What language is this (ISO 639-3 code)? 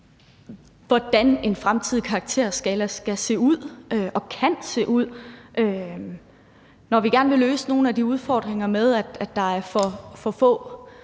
dan